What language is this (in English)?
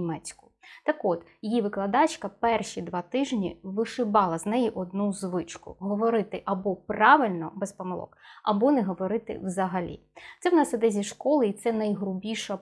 Ukrainian